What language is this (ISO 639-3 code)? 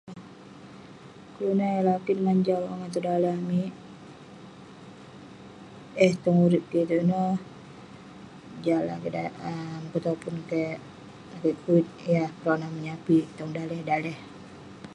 pne